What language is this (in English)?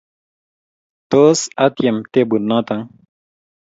Kalenjin